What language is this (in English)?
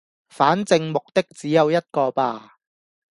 Cantonese